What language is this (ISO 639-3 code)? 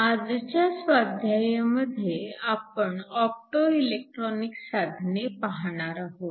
mar